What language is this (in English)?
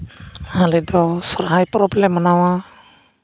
Santali